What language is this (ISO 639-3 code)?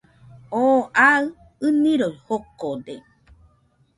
hux